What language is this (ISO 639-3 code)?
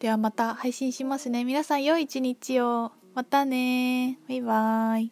jpn